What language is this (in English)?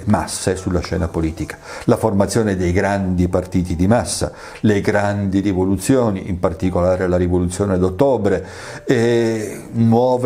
Italian